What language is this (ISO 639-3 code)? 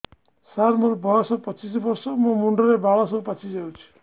ori